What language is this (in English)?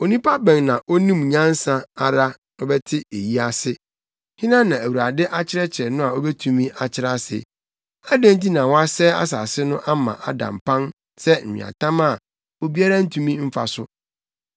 Akan